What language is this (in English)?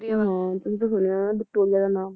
Punjabi